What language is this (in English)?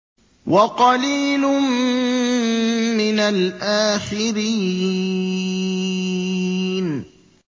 Arabic